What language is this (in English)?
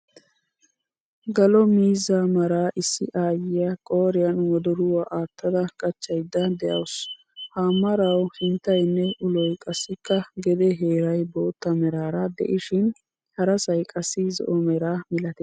Wolaytta